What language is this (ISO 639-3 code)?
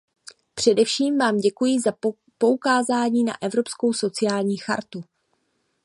ces